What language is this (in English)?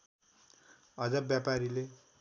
Nepali